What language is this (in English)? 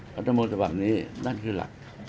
Thai